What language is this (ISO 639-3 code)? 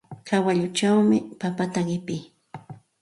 qxt